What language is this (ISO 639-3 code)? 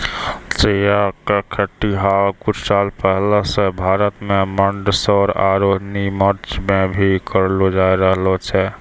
mai